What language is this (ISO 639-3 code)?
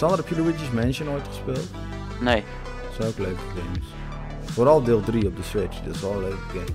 nld